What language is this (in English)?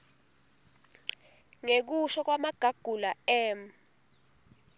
Swati